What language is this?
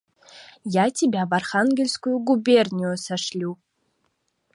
Mari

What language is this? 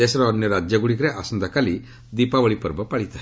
Odia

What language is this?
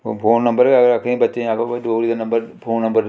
Dogri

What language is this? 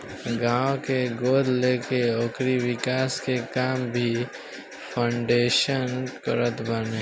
Bhojpuri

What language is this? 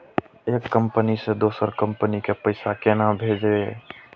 Maithili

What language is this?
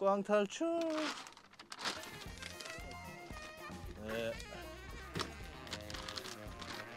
Korean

